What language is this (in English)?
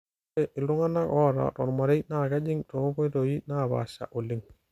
Masai